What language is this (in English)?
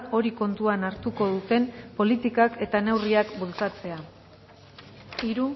Basque